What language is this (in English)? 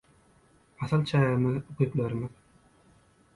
Turkmen